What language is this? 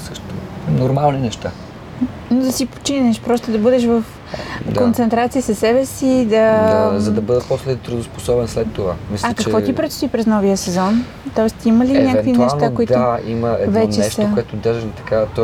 Bulgarian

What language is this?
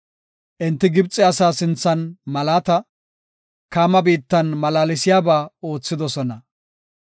Gofa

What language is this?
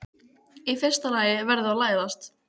Icelandic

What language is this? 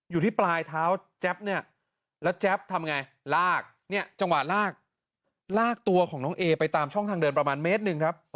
Thai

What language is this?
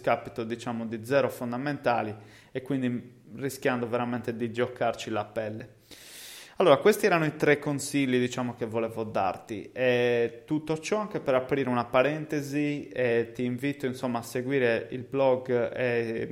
Italian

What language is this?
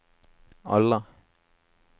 Norwegian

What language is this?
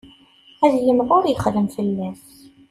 Kabyle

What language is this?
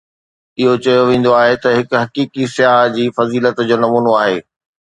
Sindhi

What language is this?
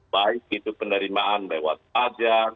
Indonesian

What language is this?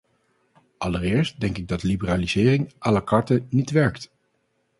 Dutch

